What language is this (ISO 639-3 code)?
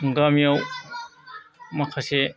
brx